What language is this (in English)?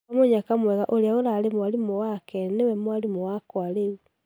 Kikuyu